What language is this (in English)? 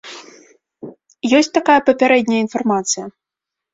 Belarusian